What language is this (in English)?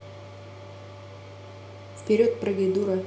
Russian